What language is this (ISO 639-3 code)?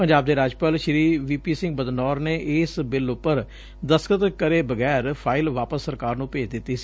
pan